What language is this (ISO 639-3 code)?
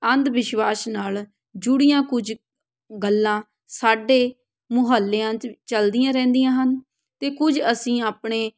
pan